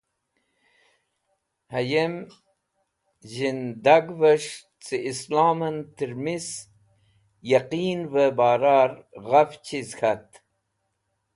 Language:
Wakhi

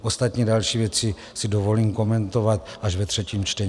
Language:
Czech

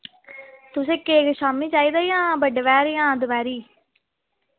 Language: Dogri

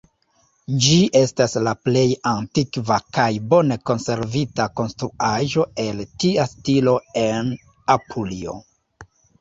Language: Esperanto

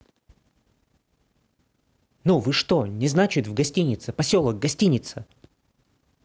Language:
Russian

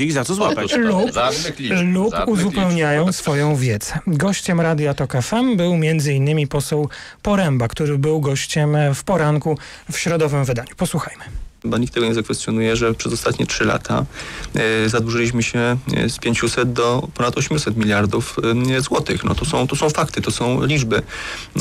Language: Polish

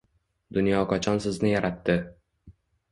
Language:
Uzbek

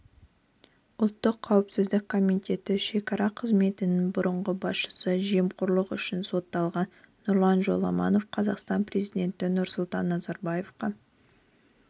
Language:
Kazakh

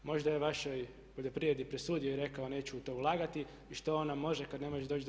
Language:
Croatian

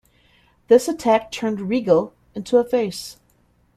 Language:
English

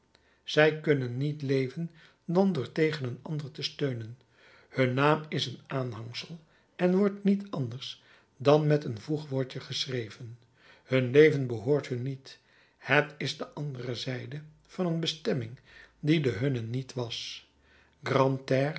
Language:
Dutch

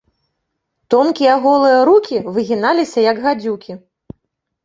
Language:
Belarusian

